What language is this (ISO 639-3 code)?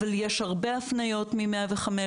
heb